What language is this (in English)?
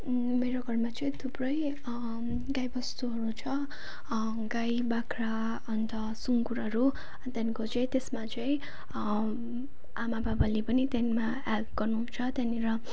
Nepali